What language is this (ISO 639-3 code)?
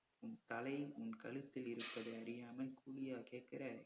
tam